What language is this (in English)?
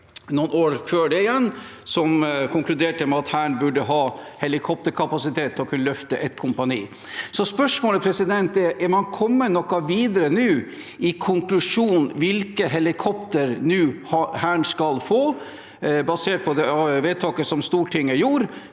Norwegian